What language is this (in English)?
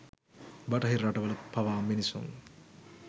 Sinhala